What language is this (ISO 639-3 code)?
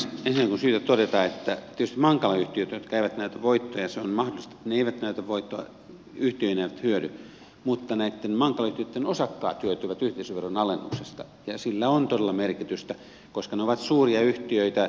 fin